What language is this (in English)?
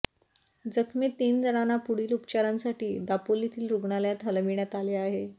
Marathi